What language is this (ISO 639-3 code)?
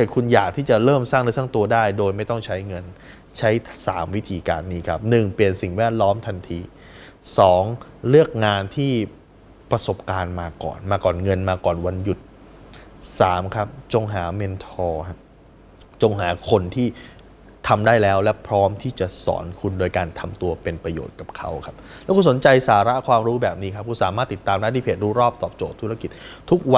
tha